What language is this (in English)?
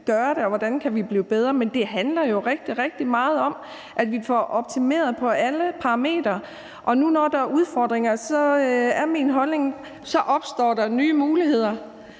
Danish